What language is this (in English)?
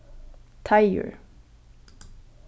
Faroese